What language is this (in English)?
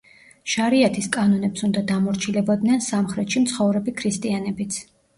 Georgian